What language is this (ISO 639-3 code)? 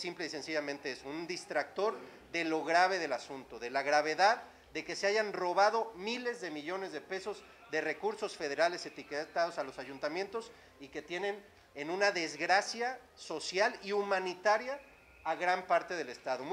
spa